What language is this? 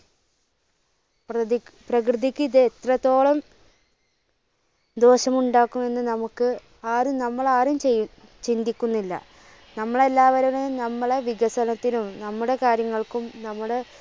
Malayalam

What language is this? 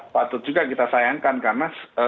Indonesian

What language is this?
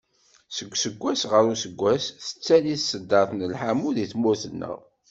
Kabyle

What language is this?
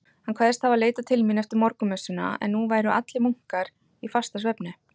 Icelandic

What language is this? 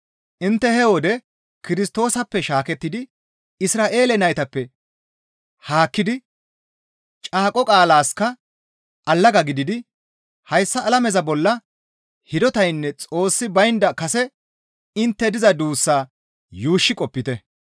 Gamo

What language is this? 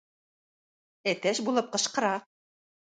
Tatar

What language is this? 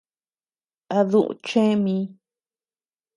Tepeuxila Cuicatec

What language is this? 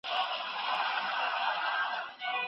Pashto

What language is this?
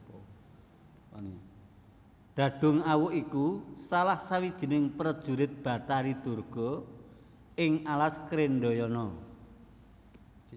Javanese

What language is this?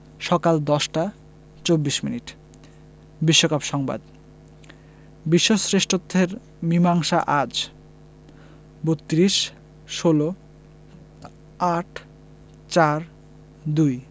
Bangla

